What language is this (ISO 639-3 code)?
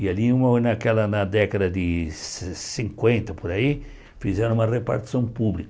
por